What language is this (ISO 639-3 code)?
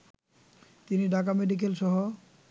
ben